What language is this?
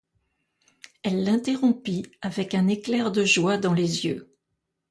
French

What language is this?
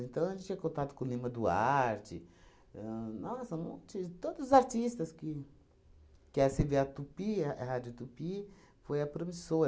Portuguese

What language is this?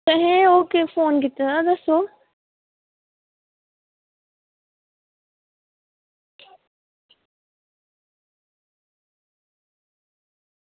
Dogri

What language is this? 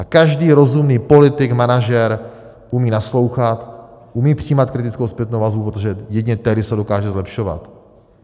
Czech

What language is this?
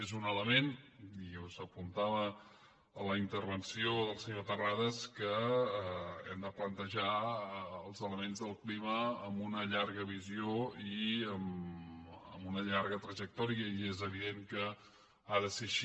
Catalan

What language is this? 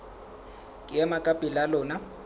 Southern Sotho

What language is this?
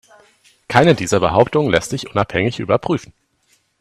German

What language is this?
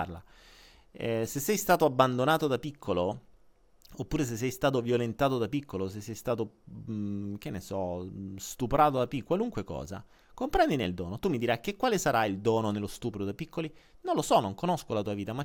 Italian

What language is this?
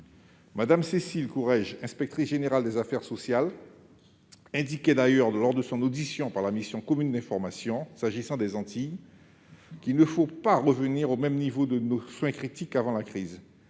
French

